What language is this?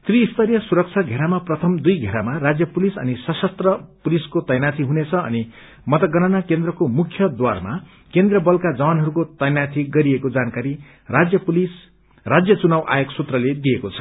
Nepali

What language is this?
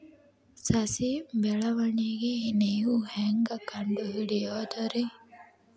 Kannada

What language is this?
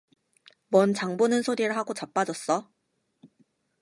Korean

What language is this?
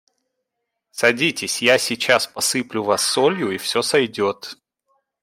Russian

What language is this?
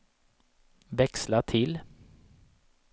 Swedish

